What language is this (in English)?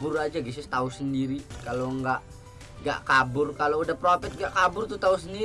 Indonesian